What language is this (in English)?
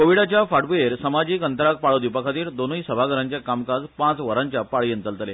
Konkani